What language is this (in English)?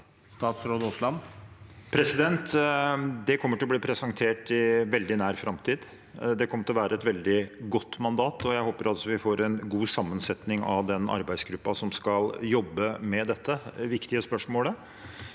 Norwegian